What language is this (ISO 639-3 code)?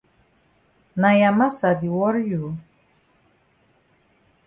wes